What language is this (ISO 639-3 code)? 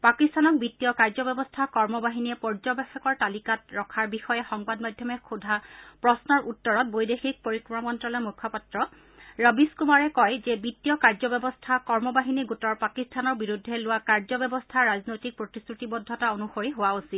asm